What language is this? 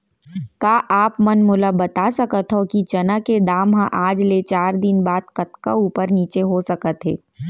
Chhattisgarhi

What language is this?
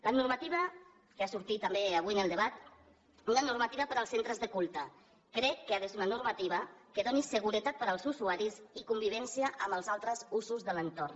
Catalan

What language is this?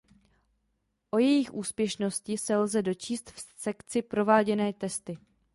Czech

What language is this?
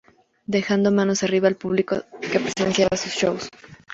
Spanish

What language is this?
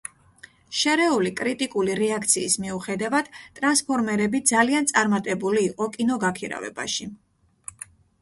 Georgian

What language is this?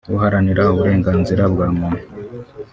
Kinyarwanda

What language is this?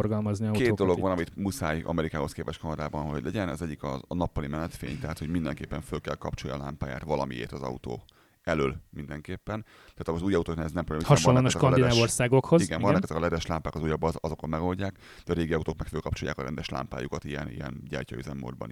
Hungarian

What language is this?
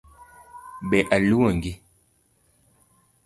Luo (Kenya and Tanzania)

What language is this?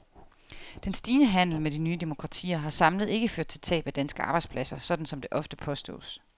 Danish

